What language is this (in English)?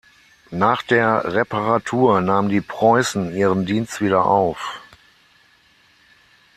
German